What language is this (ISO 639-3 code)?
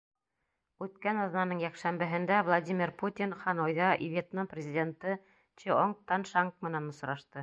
bak